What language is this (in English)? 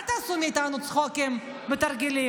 Hebrew